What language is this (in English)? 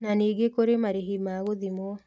Kikuyu